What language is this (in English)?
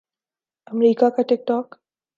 Urdu